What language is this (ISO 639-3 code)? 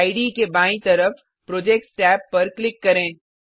hin